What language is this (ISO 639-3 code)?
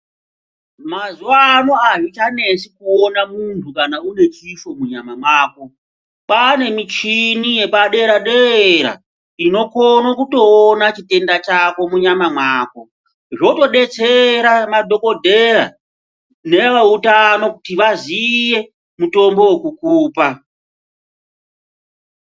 ndc